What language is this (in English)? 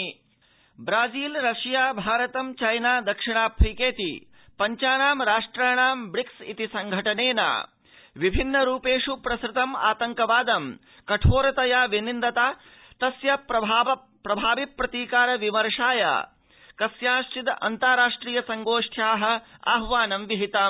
Sanskrit